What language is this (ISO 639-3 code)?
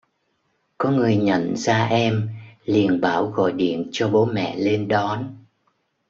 vie